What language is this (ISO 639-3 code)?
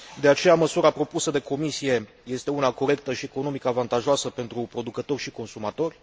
ron